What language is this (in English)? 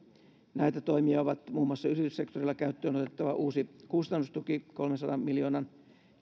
Finnish